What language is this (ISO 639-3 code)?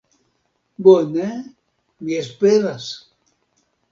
epo